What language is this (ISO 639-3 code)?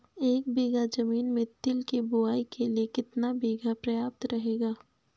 hin